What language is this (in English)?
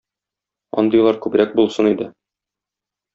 Tatar